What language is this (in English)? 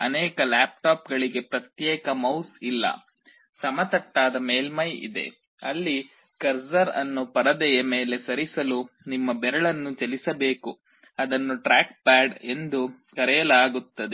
Kannada